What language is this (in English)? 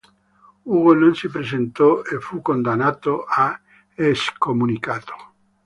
Italian